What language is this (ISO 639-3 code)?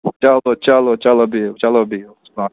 kas